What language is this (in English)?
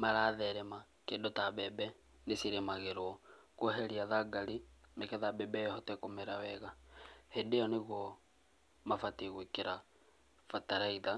Kikuyu